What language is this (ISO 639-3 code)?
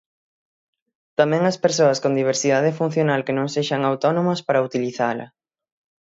glg